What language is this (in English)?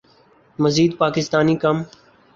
Urdu